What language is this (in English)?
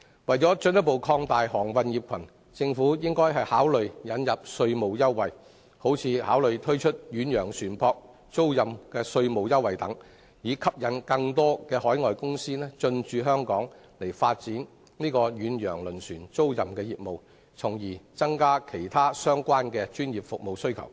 Cantonese